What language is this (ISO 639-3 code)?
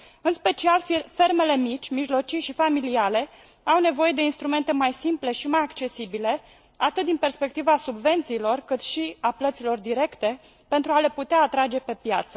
ron